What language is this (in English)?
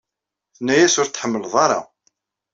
Kabyle